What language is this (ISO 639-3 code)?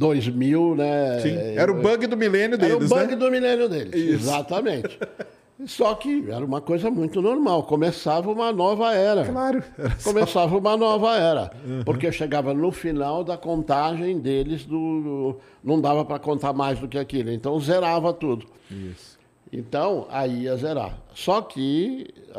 por